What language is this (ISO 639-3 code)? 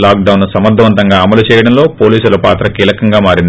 tel